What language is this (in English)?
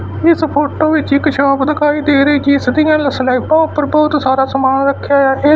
Punjabi